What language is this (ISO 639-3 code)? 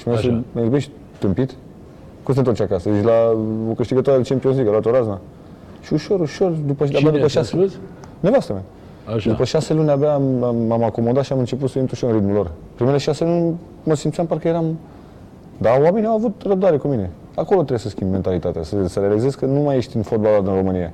ron